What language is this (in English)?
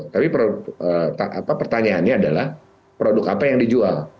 Indonesian